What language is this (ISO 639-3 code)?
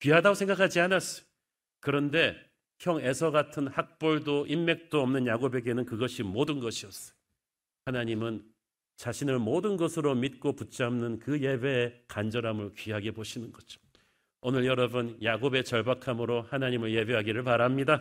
kor